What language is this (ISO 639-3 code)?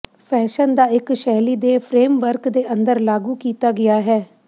pan